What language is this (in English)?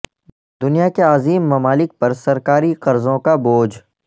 Urdu